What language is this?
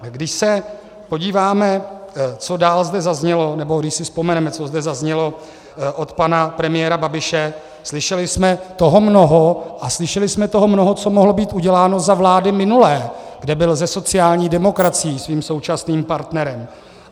Czech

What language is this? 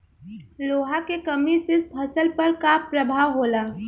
Bhojpuri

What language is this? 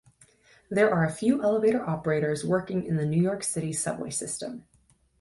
English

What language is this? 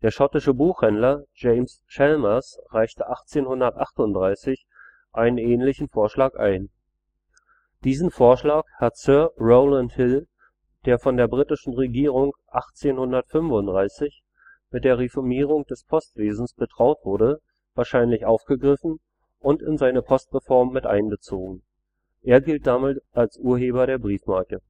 German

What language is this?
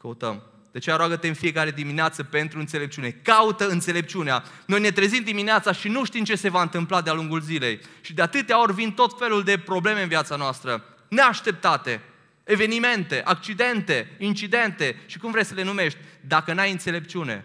Romanian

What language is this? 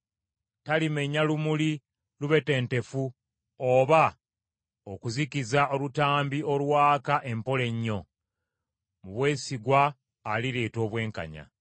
Ganda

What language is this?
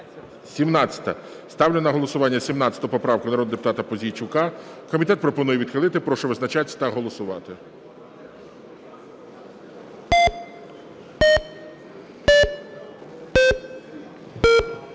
Ukrainian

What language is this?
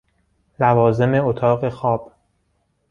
Persian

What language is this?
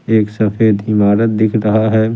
Hindi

